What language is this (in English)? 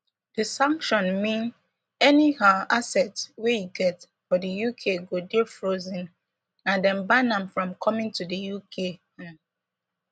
Nigerian Pidgin